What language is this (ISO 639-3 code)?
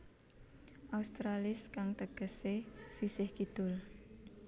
jav